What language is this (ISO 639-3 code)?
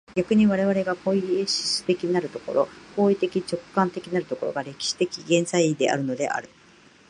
jpn